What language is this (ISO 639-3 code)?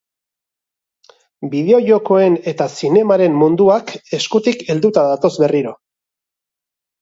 eus